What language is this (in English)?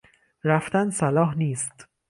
Persian